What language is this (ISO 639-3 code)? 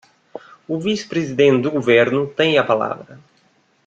por